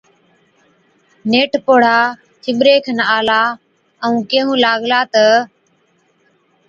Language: Od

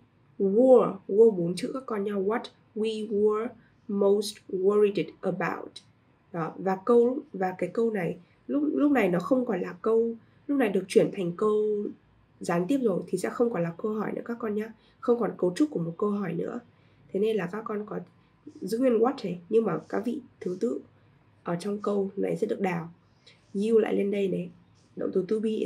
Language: Vietnamese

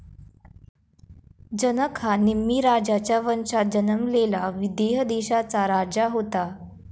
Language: Marathi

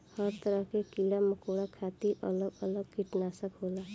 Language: Bhojpuri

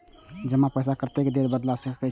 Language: Maithili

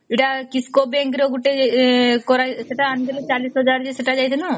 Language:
Odia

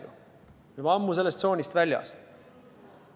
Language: Estonian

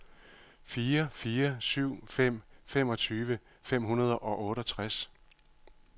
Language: Danish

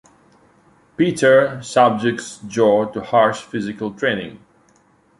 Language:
English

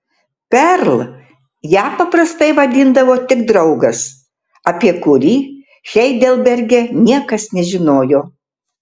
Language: Lithuanian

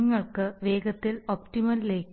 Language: Malayalam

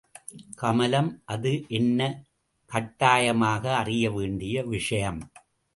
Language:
Tamil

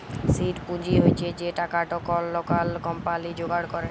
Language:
Bangla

